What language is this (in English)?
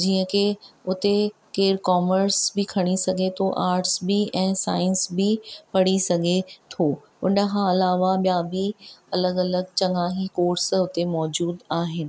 Sindhi